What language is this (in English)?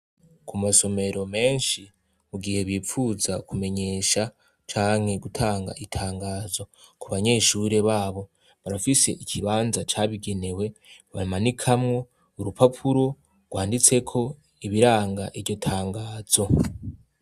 Rundi